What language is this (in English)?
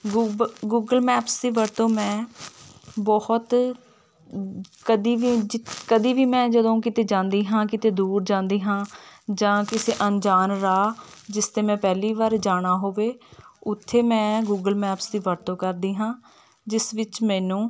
Punjabi